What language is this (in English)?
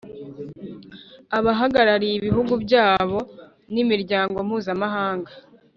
Kinyarwanda